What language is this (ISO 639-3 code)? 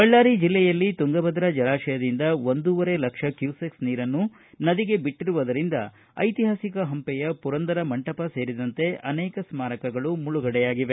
kan